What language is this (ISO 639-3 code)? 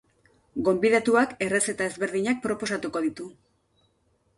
eus